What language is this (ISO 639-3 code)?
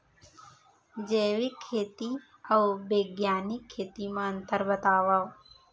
hne